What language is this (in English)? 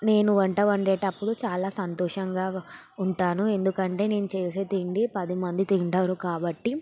Telugu